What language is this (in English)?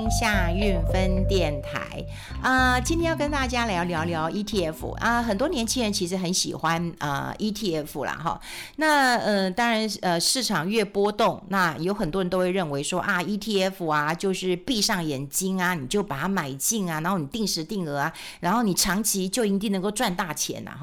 Chinese